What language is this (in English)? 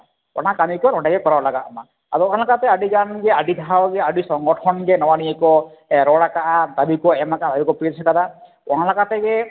Santali